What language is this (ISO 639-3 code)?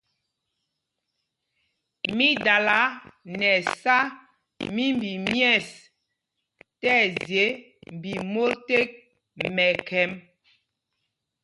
mgg